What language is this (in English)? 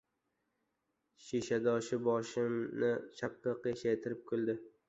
Uzbek